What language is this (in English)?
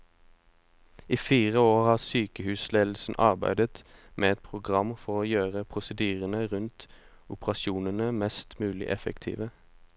Norwegian